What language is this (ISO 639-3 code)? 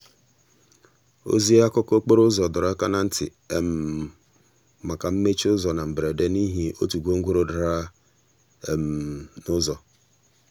ibo